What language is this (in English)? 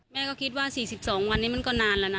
Thai